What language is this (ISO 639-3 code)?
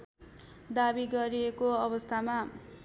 nep